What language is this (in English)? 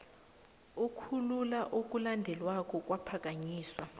South Ndebele